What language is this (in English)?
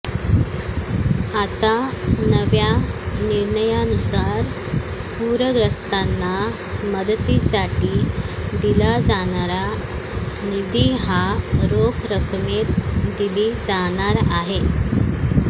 Marathi